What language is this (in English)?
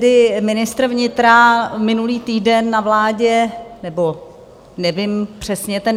Czech